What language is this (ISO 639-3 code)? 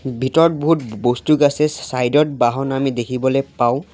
asm